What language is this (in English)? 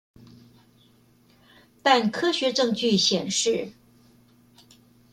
Chinese